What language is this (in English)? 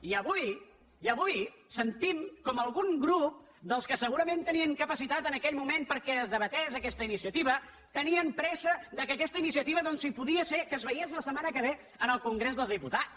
Catalan